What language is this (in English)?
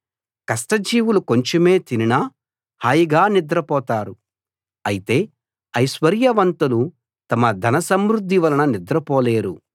Telugu